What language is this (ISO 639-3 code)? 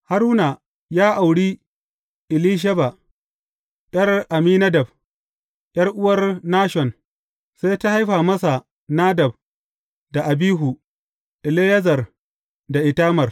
hau